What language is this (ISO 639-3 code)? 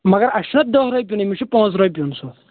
kas